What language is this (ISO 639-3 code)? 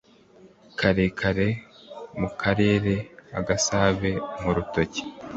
kin